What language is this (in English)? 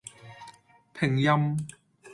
Cantonese